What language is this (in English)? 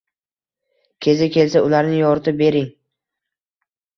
Uzbek